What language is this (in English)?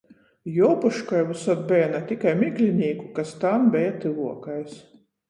Latgalian